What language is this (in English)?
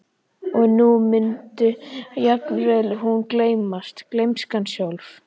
Icelandic